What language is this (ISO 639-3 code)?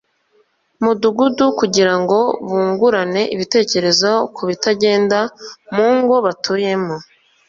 kin